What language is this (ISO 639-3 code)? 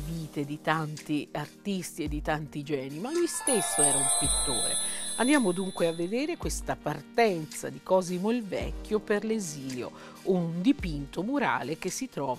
ita